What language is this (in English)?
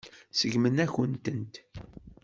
Kabyle